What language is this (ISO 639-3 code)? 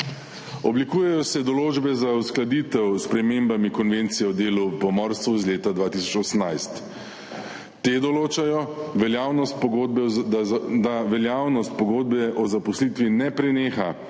slv